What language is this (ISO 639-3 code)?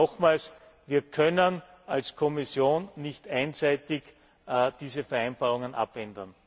deu